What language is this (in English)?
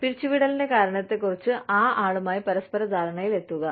Malayalam